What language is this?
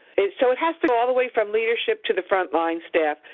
English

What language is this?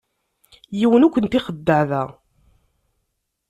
Kabyle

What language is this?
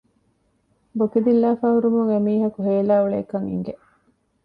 Divehi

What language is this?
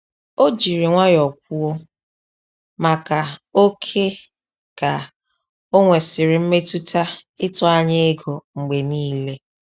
Igbo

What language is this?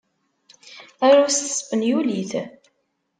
Kabyle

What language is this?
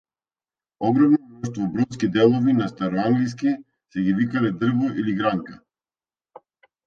Macedonian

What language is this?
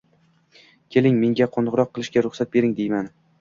Uzbek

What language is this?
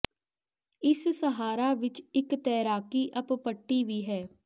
Punjabi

